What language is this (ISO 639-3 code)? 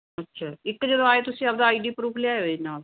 pan